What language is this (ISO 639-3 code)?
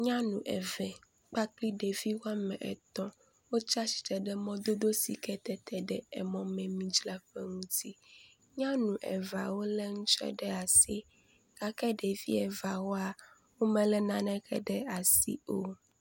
ewe